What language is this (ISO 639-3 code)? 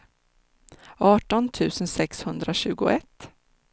swe